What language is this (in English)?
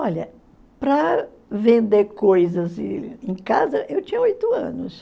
Portuguese